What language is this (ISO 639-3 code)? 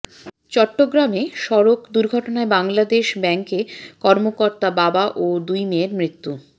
ben